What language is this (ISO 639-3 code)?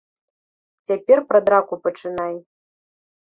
bel